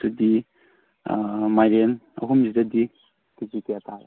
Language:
Manipuri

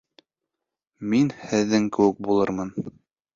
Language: Bashkir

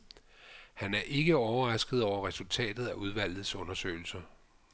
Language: Danish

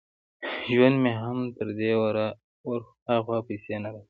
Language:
Pashto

